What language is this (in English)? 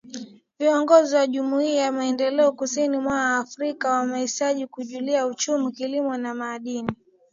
Swahili